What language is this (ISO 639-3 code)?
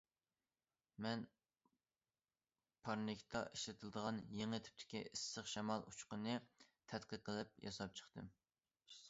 uig